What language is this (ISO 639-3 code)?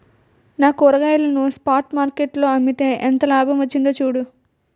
tel